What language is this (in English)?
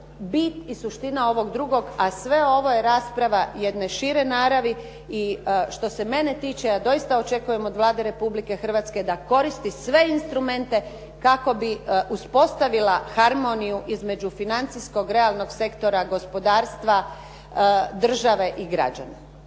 Croatian